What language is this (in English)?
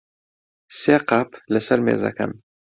Central Kurdish